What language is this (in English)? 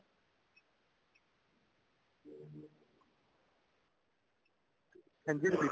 Punjabi